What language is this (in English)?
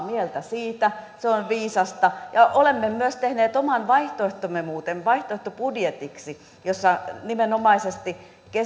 Finnish